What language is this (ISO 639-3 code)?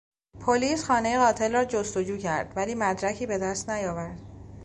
fas